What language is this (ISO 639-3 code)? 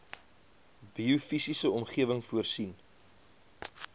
afr